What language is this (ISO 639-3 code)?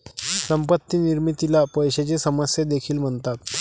mar